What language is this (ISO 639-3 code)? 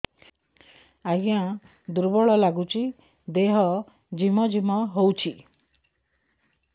ori